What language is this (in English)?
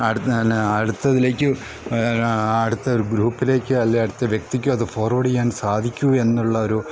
Malayalam